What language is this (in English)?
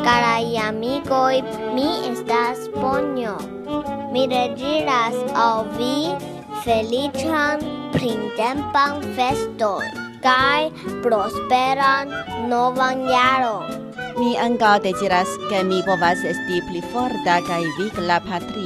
Chinese